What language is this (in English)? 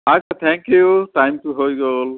Assamese